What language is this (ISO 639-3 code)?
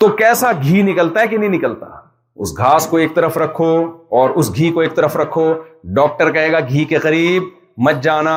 urd